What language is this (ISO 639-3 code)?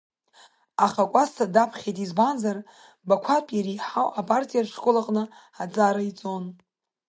abk